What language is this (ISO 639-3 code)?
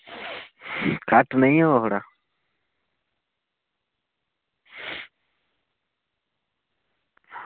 doi